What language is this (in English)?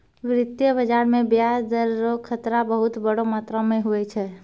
Maithili